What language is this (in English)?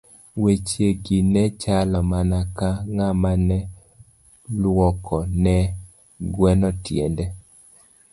Luo (Kenya and Tanzania)